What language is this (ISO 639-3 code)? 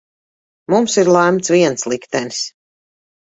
lav